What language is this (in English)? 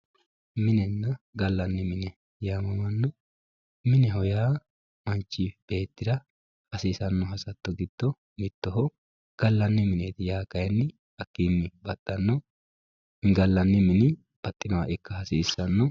Sidamo